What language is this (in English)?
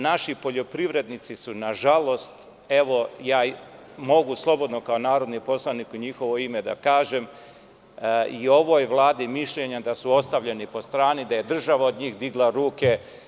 Serbian